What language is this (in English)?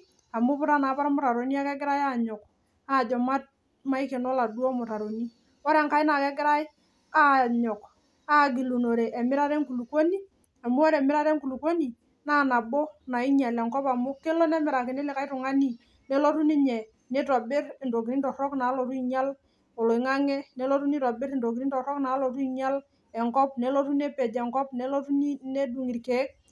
Masai